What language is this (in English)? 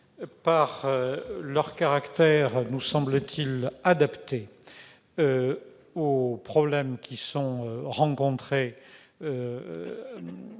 French